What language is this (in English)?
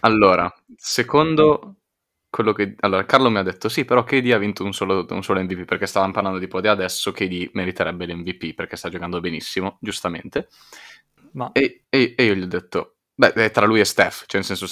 Italian